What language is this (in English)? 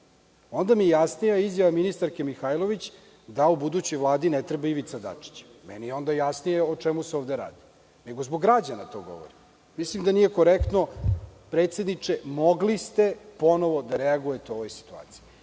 Serbian